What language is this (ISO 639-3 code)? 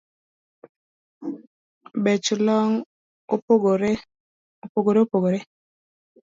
luo